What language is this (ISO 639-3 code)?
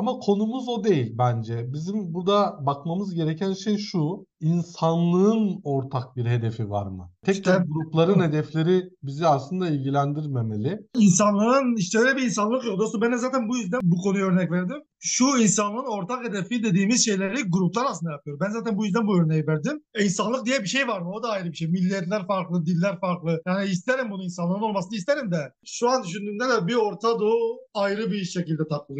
tur